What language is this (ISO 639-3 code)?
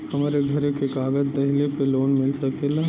bho